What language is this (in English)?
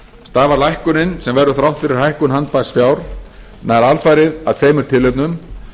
Icelandic